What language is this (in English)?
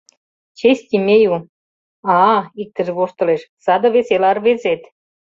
Mari